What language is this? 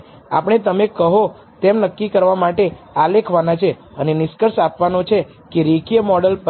Gujarati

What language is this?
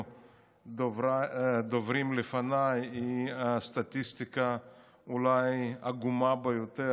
Hebrew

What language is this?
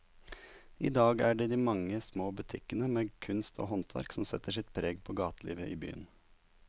Norwegian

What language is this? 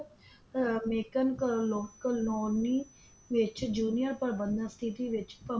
Punjabi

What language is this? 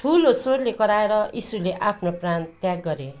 Nepali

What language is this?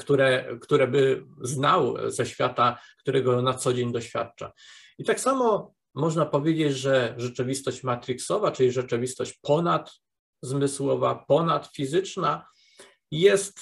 Polish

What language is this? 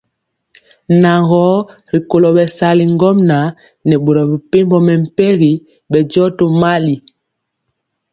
Mpiemo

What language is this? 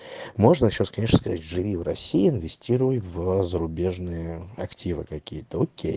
Russian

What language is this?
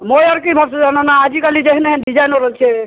Assamese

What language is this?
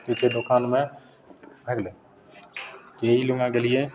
Maithili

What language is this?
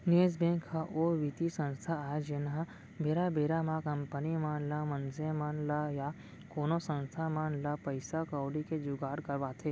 Chhattisgarhi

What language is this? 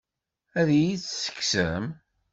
Kabyle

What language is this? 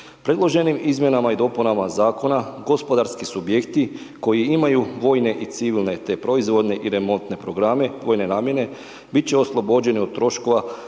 Croatian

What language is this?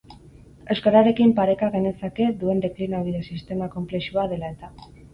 Basque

